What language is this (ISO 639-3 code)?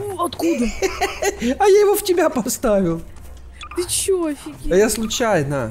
rus